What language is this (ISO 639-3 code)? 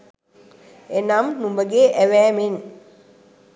sin